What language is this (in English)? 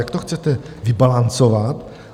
Czech